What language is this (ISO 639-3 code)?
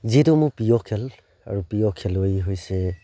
asm